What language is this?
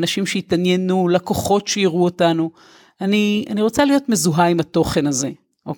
Hebrew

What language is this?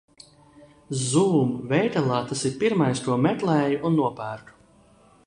Latvian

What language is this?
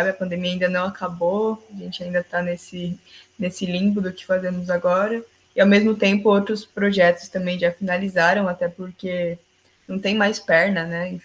Portuguese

